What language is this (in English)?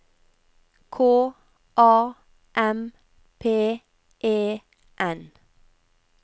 Norwegian